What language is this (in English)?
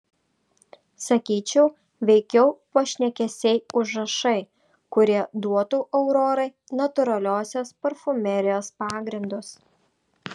Lithuanian